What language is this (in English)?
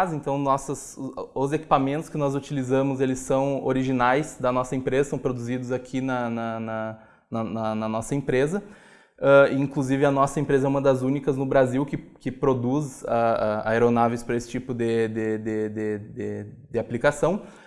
Portuguese